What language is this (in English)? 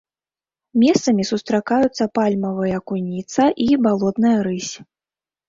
Belarusian